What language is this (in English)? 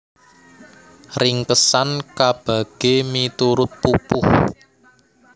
Javanese